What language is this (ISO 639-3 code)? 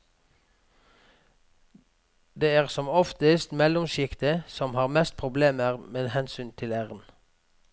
nor